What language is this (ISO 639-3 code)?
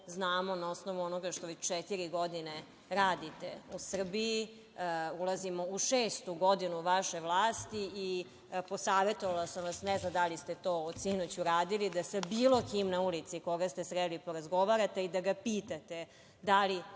srp